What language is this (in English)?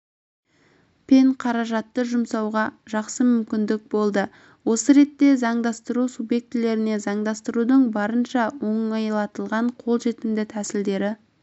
Kazakh